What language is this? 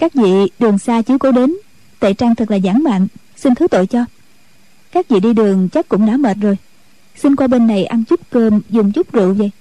Vietnamese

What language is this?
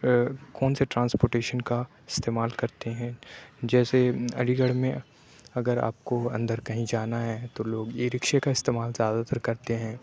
Urdu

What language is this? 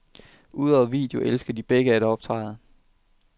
Danish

